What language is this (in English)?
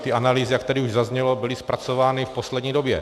Czech